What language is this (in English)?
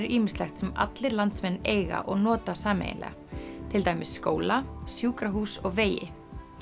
Icelandic